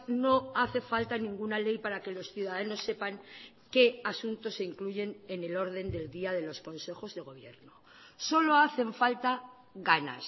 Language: Spanish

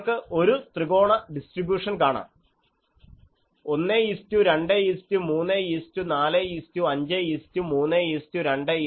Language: Malayalam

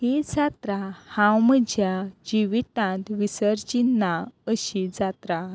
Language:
Konkani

